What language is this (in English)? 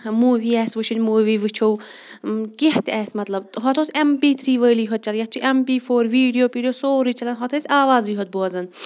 Kashmiri